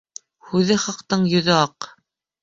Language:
Bashkir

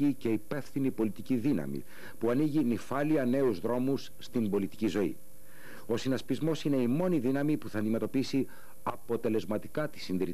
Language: Greek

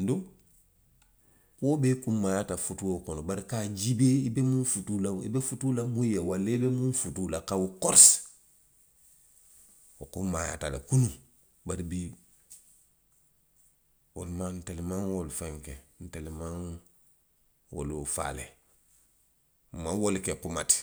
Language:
Western Maninkakan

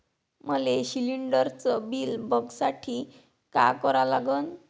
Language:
Marathi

